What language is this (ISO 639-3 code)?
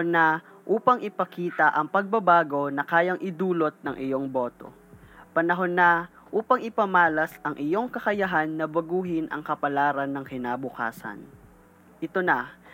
fil